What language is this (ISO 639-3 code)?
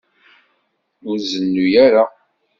kab